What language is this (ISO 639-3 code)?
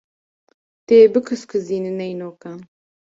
kur